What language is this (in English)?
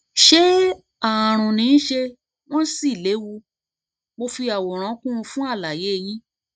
Yoruba